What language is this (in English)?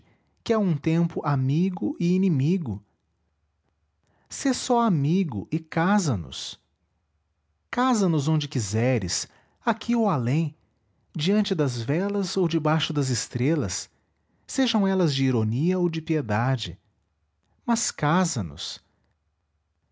Portuguese